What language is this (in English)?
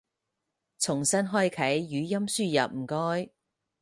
Cantonese